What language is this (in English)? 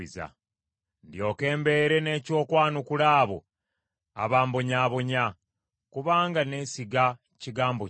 Ganda